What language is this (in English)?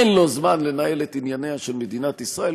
Hebrew